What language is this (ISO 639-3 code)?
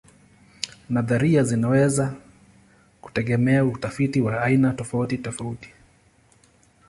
swa